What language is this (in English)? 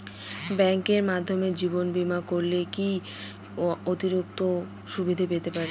Bangla